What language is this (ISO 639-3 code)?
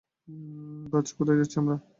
ben